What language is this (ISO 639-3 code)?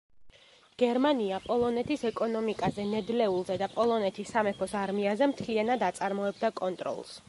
kat